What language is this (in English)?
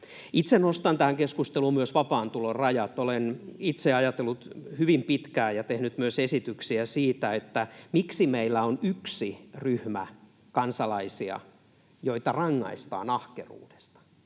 Finnish